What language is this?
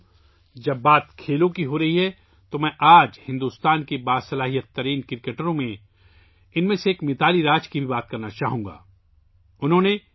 Urdu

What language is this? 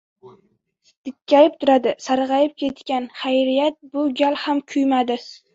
Uzbek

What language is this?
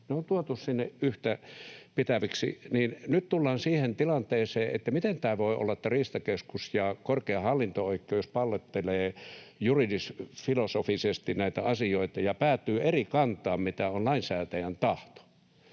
Finnish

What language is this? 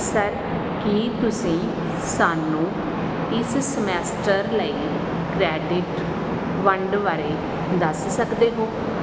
Punjabi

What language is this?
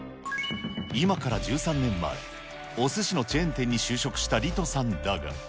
Japanese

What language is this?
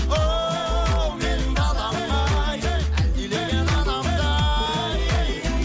Kazakh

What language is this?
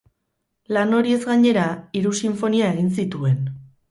Basque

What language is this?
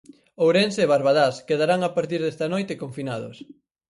Galician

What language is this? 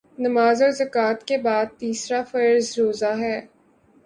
Urdu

